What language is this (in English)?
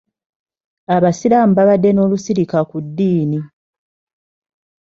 Ganda